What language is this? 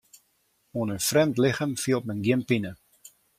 Western Frisian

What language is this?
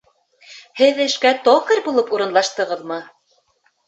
Bashkir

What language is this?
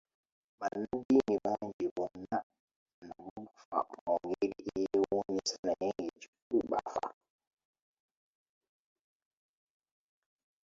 Ganda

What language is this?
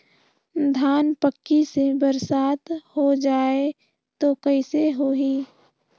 Chhattisgarhi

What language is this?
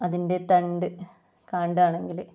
Malayalam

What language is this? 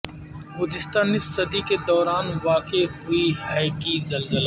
Urdu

